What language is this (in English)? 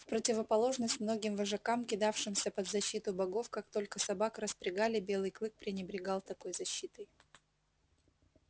Russian